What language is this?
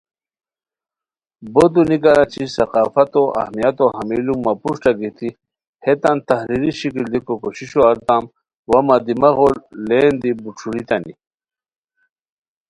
Khowar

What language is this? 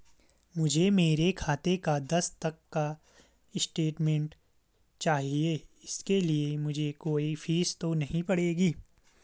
Hindi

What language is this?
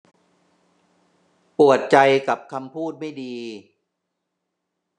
Thai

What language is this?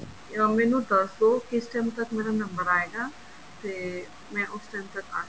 Punjabi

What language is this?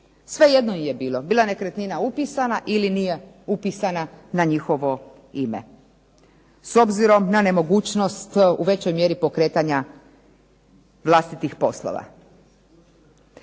Croatian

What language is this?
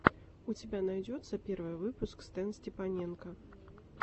Russian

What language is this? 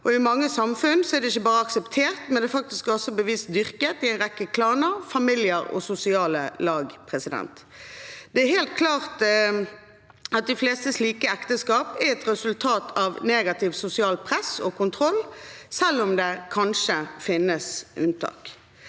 Norwegian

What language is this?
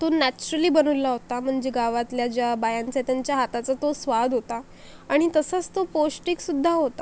Marathi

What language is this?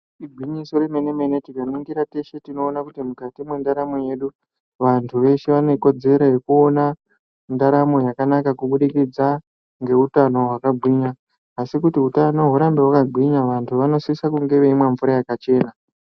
Ndau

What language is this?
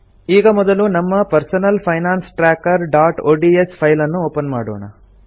Kannada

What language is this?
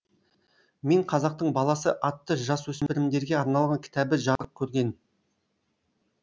Kazakh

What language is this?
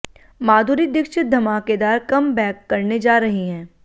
Hindi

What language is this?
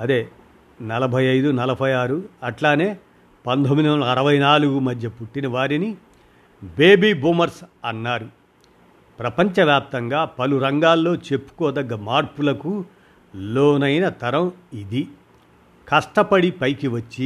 Telugu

